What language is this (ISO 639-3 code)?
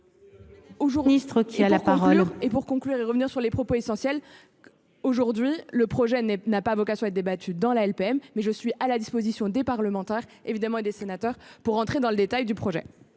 fra